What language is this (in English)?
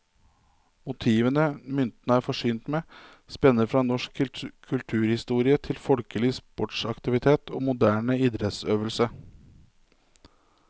Norwegian